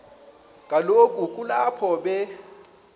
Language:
Xhosa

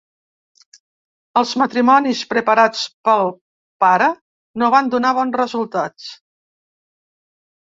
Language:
Catalan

